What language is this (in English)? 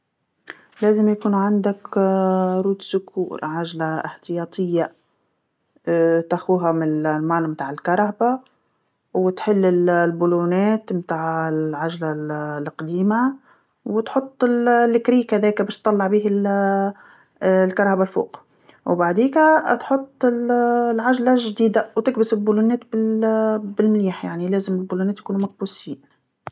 Tunisian Arabic